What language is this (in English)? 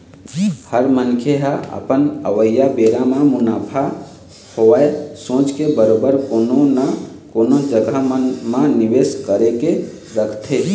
Chhattisgarhi